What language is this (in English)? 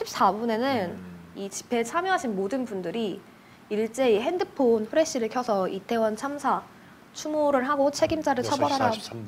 Korean